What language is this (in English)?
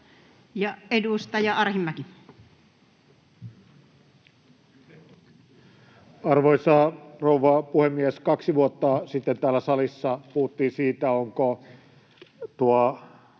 Finnish